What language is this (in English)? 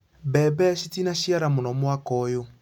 Kikuyu